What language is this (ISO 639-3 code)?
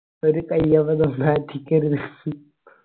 mal